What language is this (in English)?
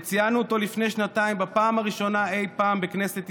Hebrew